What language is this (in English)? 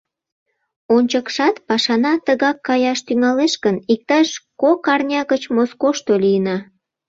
Mari